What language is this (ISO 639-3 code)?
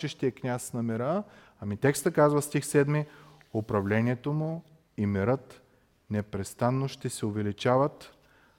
bul